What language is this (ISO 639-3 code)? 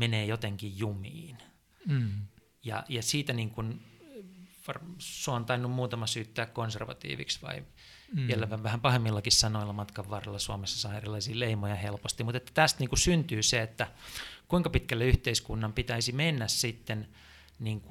fin